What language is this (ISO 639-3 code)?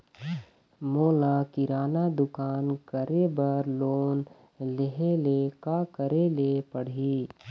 hne